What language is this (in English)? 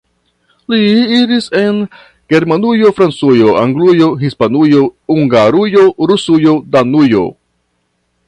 Esperanto